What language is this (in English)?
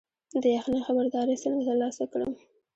Pashto